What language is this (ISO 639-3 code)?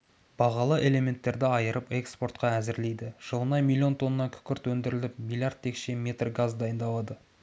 kaz